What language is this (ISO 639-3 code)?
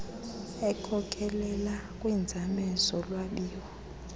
xho